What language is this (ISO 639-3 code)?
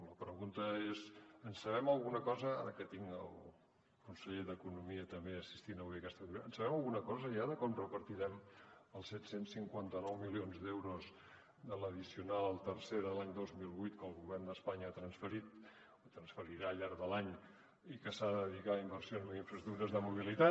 cat